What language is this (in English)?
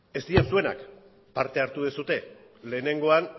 Basque